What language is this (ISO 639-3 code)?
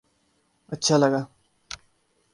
urd